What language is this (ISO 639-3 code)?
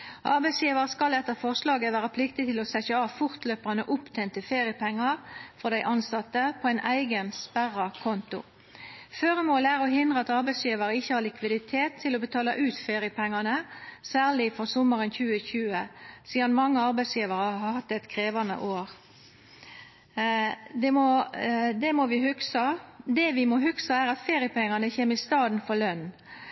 nno